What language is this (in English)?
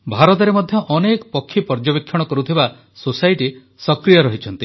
Odia